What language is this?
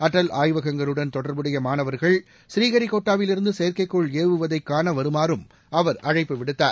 Tamil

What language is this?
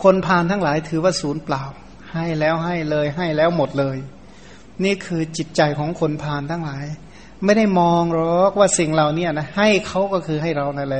Thai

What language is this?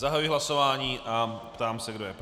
Czech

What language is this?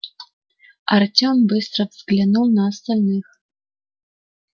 Russian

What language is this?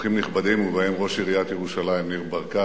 Hebrew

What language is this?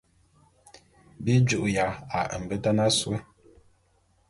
Bulu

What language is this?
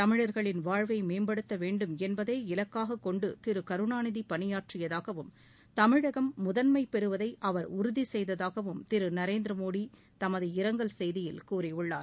Tamil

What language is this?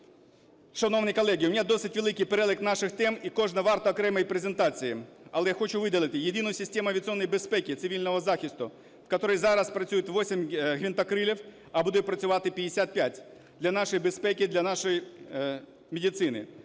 Ukrainian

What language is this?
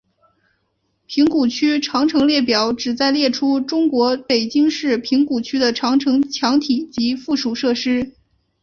Chinese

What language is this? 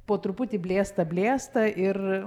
Lithuanian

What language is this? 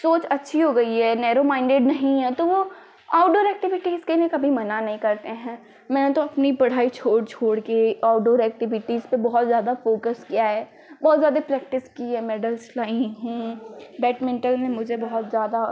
Hindi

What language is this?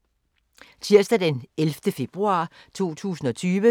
Danish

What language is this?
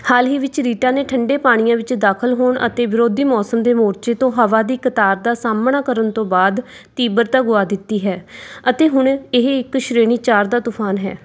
Punjabi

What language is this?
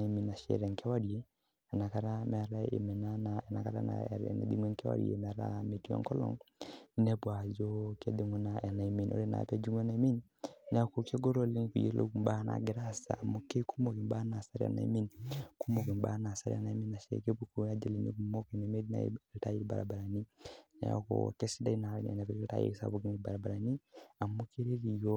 Masai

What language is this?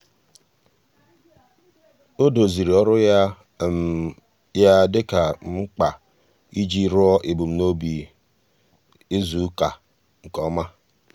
Igbo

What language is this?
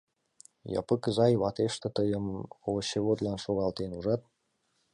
Mari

